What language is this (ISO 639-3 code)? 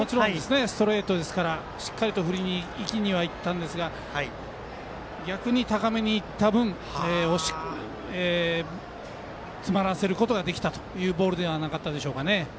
jpn